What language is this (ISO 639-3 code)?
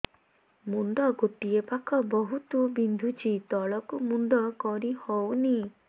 ori